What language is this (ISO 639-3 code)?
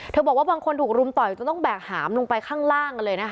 tha